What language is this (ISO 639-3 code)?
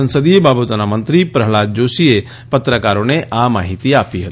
guj